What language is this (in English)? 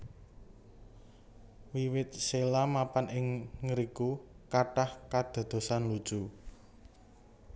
Javanese